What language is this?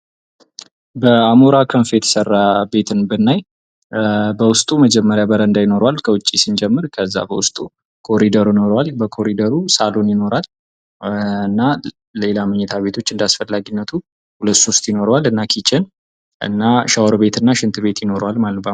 Amharic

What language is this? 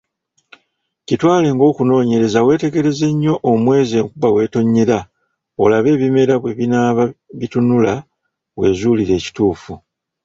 Ganda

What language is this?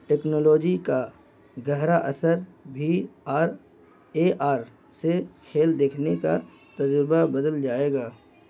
Urdu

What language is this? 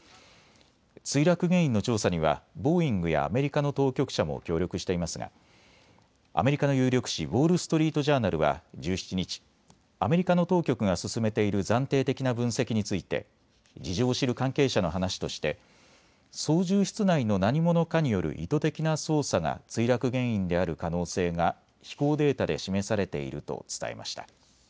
Japanese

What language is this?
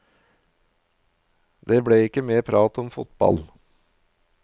Norwegian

